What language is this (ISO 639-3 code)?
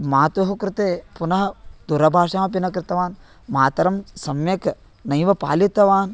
san